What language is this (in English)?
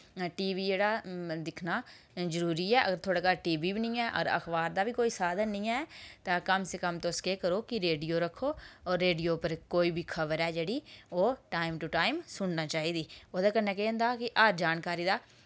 Dogri